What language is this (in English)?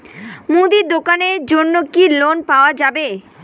Bangla